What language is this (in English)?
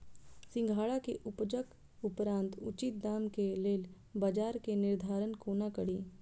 Maithili